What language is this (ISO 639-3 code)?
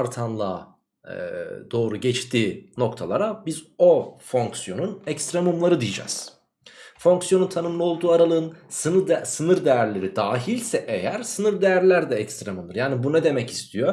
tur